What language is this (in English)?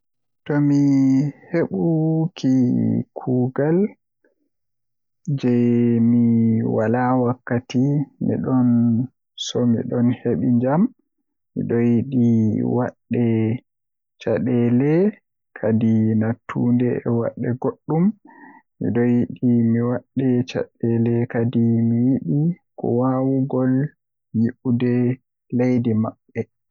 Western Niger Fulfulde